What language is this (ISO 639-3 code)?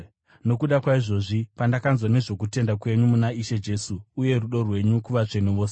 sna